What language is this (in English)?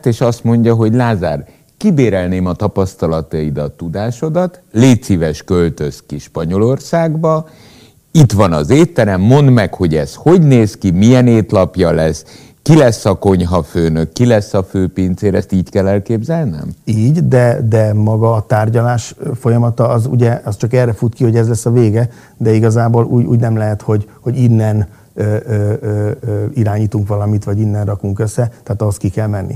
Hungarian